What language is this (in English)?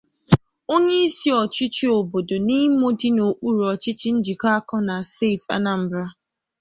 Igbo